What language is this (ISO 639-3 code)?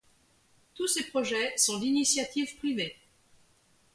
fra